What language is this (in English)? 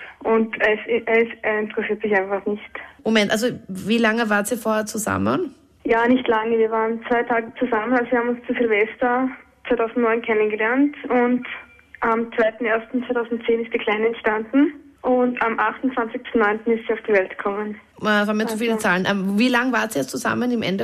German